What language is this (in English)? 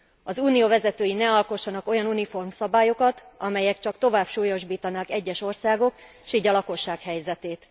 Hungarian